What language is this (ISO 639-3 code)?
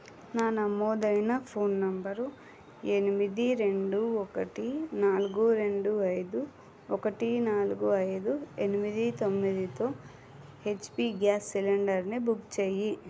tel